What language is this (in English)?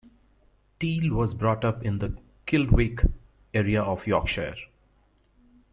English